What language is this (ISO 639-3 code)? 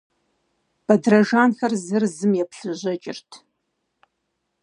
kbd